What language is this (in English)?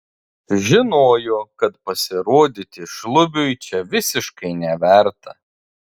Lithuanian